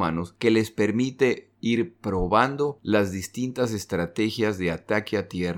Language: Spanish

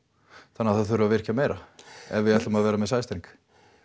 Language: Icelandic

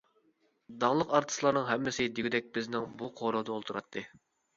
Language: Uyghur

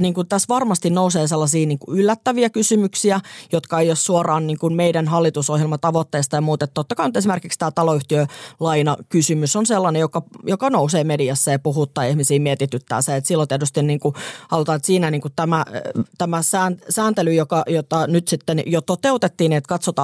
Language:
Finnish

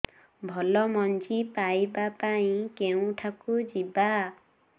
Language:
Odia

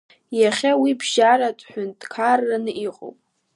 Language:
Abkhazian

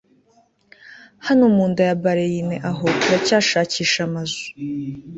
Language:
Kinyarwanda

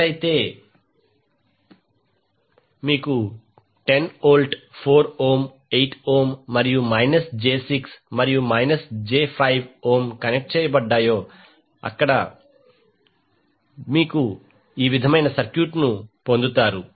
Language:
Telugu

